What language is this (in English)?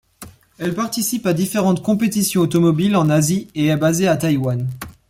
French